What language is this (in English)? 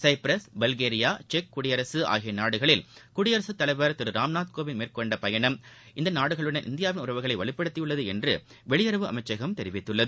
Tamil